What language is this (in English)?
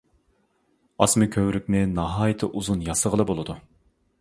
Uyghur